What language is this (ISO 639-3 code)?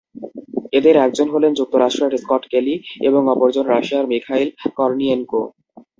ben